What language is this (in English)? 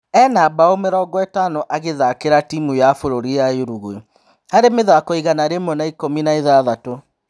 Kikuyu